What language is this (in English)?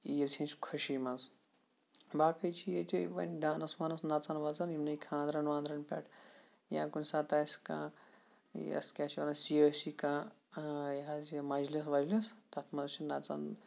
Kashmiri